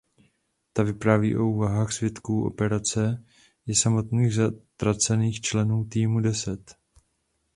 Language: Czech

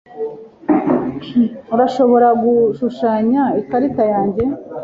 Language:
Kinyarwanda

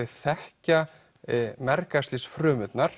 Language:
Icelandic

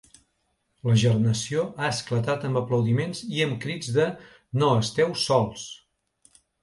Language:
Catalan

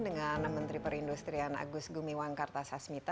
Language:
Indonesian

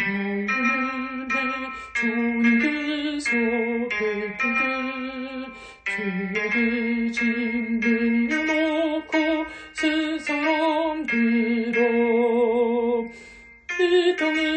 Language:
Korean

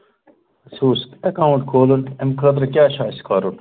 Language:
Kashmiri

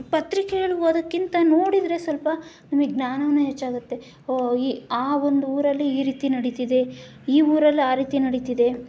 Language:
Kannada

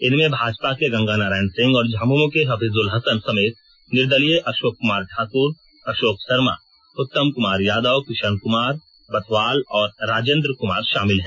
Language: Hindi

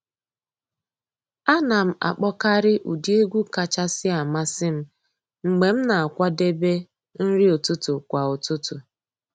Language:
Igbo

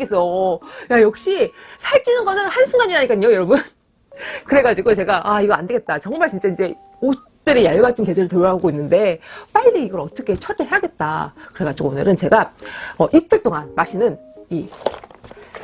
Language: Korean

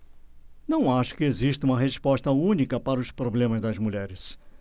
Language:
Portuguese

